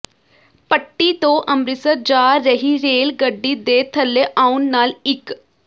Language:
Punjabi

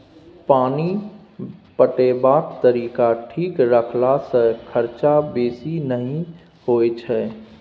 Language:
Maithili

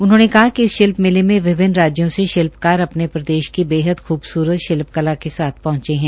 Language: Hindi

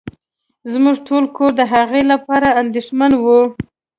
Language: Pashto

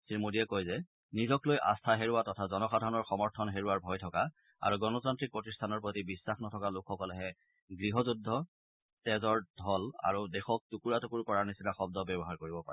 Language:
Assamese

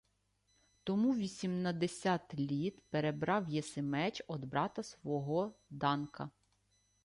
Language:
Ukrainian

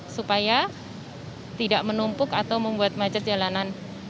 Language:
Indonesian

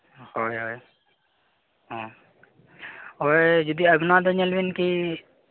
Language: Santali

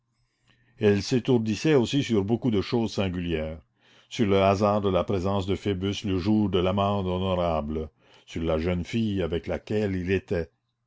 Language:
French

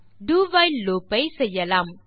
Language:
Tamil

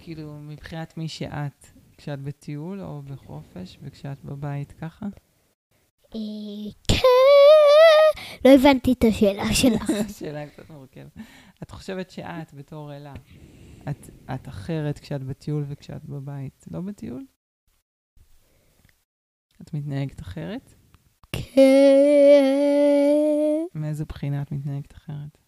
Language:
Hebrew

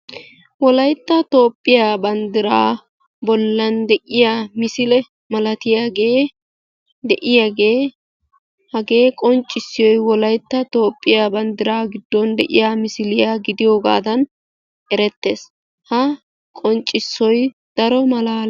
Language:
Wolaytta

